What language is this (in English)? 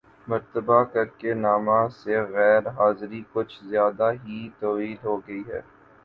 Urdu